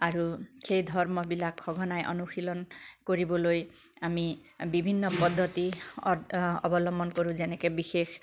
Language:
Assamese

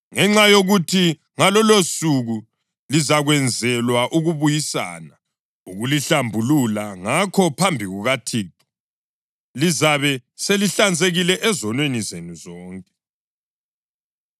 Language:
North Ndebele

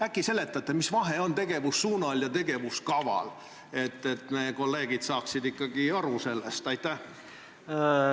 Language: Estonian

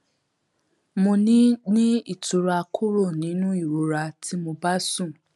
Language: Yoruba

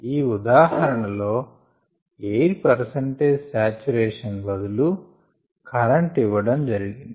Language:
Telugu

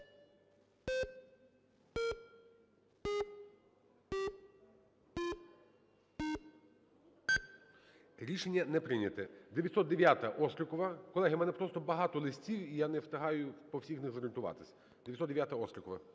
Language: Ukrainian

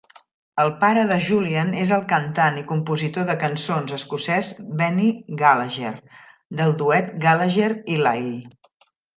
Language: Catalan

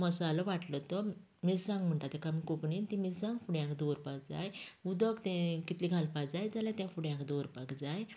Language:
Konkani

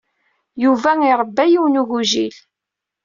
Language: Kabyle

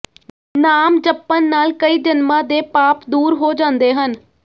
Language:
Punjabi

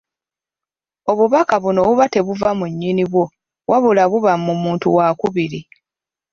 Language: Ganda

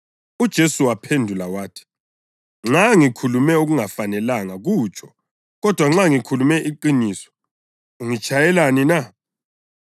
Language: North Ndebele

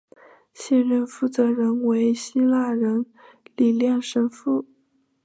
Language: Chinese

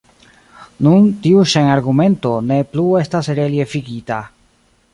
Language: Esperanto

